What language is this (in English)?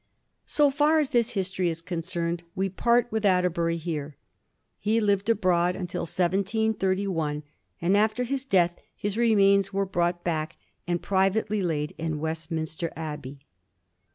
English